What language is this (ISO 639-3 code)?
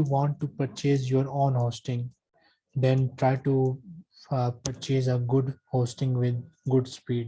eng